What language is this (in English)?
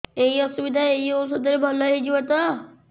Odia